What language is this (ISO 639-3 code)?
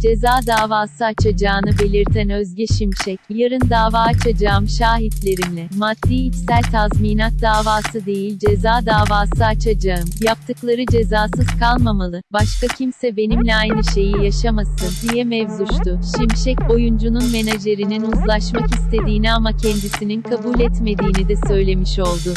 tur